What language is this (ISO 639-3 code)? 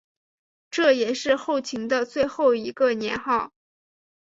zho